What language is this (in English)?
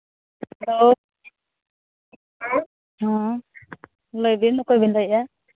Santali